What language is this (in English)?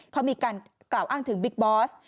Thai